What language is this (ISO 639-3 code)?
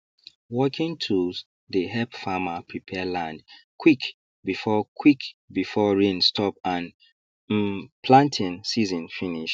pcm